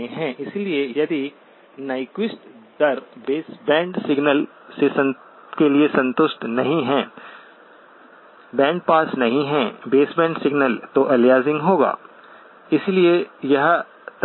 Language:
Hindi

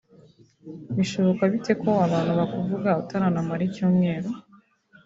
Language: Kinyarwanda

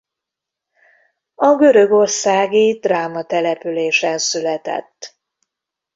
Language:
Hungarian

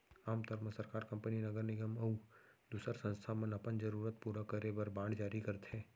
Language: Chhattisgarhi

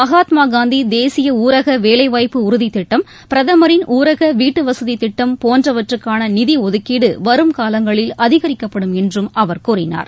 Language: Tamil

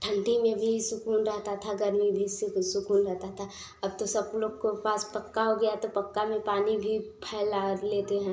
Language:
Hindi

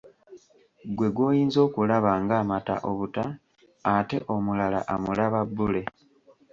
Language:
Ganda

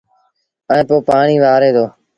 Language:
Sindhi Bhil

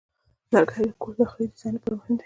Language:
Pashto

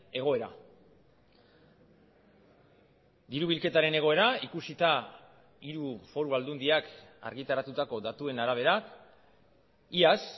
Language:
Basque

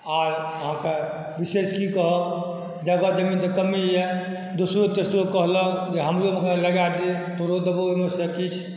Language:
Maithili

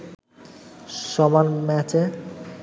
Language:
Bangla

